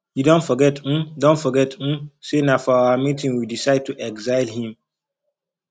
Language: Nigerian Pidgin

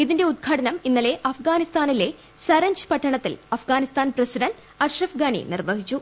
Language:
Malayalam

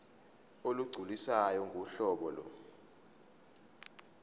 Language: Zulu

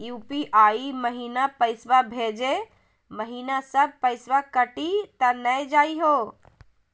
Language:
Magahi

